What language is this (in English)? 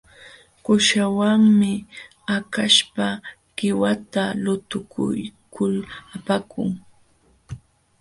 Jauja Wanca Quechua